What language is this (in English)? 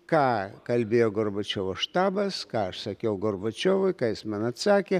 Lithuanian